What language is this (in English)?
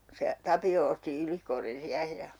Finnish